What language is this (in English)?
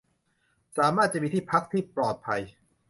Thai